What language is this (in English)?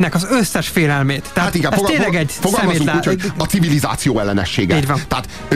Hungarian